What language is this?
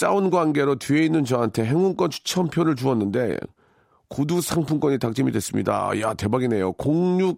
Korean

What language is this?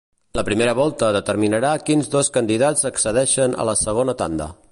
Catalan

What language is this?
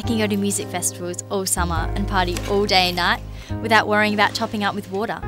English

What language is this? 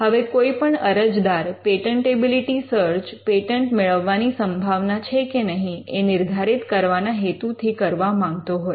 Gujarati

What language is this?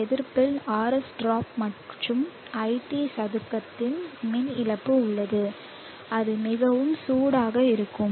Tamil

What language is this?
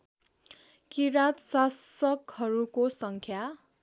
Nepali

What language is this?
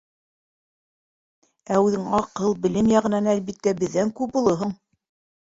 Bashkir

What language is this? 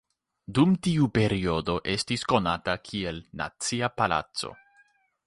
Esperanto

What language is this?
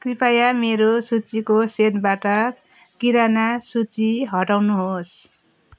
Nepali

